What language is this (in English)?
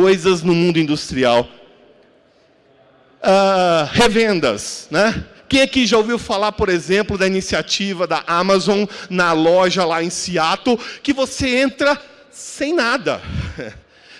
Portuguese